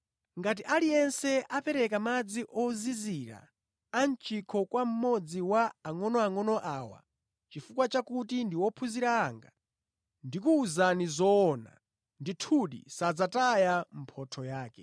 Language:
Nyanja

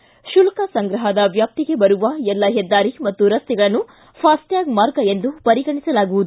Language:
Kannada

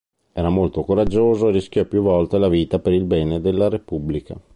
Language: Italian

